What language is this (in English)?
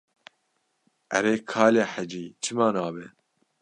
Kurdish